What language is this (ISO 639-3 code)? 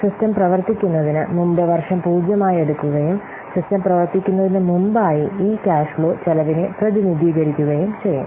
mal